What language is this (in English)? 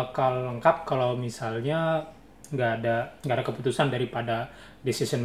Indonesian